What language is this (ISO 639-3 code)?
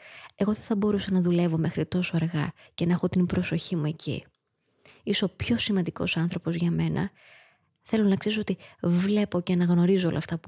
ell